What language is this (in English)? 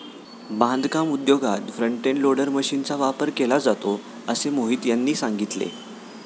Marathi